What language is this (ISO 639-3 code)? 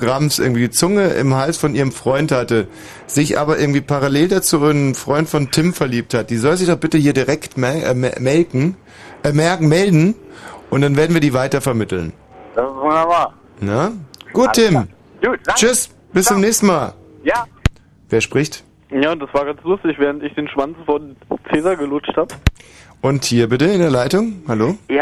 deu